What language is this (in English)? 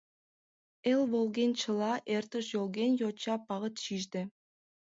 Mari